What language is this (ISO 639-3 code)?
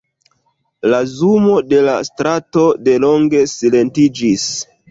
epo